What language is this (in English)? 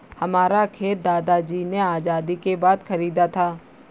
Hindi